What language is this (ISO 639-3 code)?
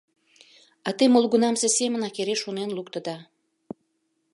chm